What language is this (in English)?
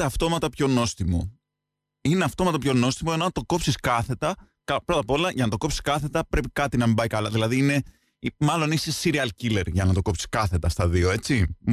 Greek